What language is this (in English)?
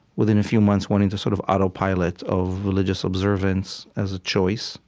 English